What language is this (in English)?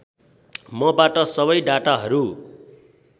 Nepali